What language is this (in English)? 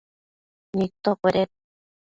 Matsés